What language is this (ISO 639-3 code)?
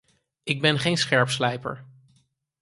nld